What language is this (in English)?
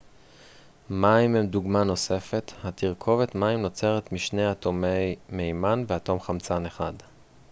Hebrew